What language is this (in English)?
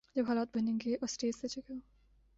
Urdu